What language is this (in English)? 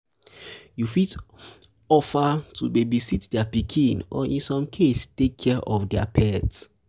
Nigerian Pidgin